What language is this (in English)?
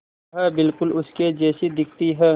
Hindi